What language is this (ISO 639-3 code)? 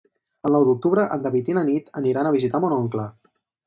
cat